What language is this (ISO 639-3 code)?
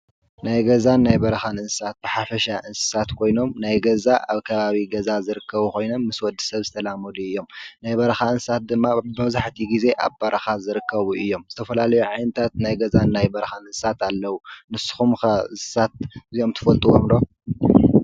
tir